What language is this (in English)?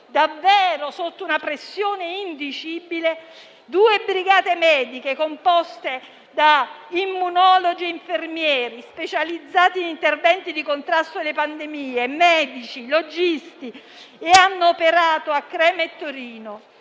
Italian